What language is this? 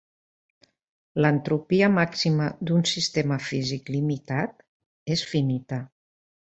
Catalan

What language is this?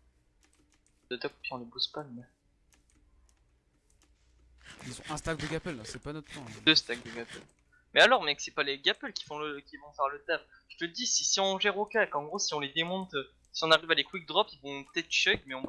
French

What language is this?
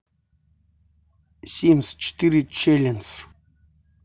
Russian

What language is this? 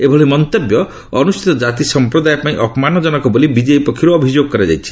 Odia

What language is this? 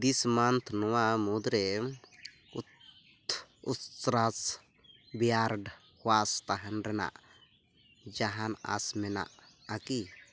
Santali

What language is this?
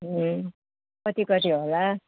Nepali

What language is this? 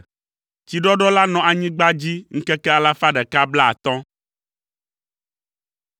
Ewe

